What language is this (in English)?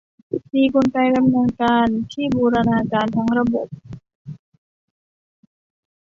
Thai